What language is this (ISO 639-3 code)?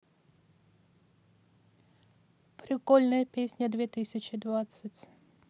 rus